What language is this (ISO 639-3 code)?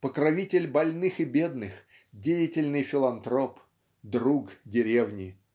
rus